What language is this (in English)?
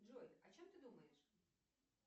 Russian